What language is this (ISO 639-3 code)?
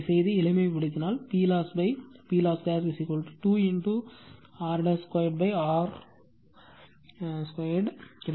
tam